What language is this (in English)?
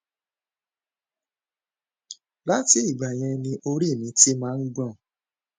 Yoruba